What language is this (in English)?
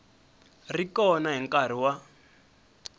Tsonga